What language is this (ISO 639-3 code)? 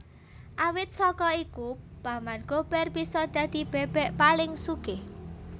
jav